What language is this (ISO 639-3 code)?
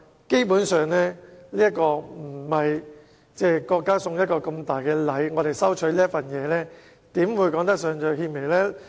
yue